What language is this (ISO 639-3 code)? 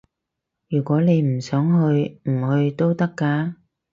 yue